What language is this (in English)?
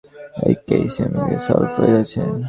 Bangla